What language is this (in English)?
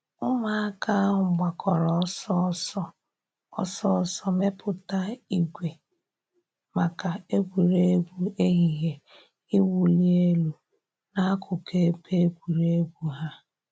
Igbo